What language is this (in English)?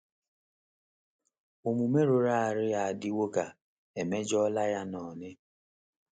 Igbo